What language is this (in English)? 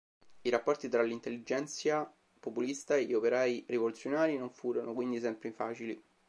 Italian